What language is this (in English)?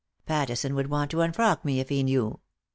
English